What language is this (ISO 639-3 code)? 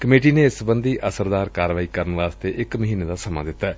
pan